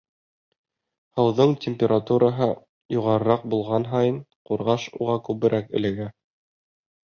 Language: Bashkir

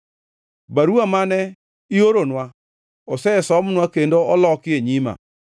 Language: Luo (Kenya and Tanzania)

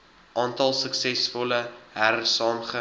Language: Afrikaans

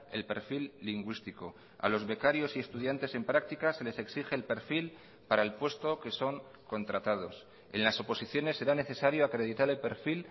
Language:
Spanish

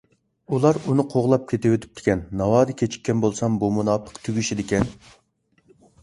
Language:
Uyghur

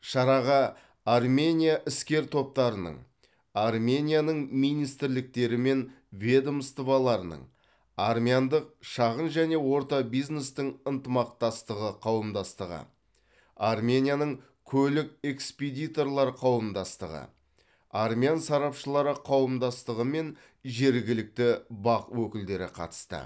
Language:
Kazakh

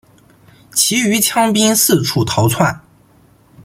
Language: Chinese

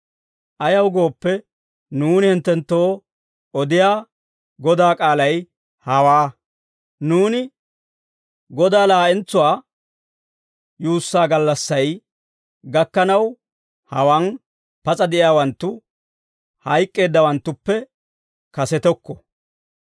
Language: Dawro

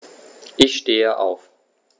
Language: German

